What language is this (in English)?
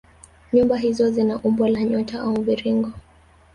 Swahili